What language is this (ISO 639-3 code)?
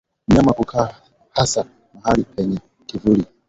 swa